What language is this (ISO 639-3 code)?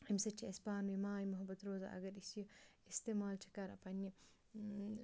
kas